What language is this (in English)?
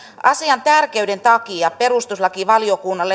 Finnish